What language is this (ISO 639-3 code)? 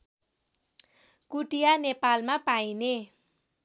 nep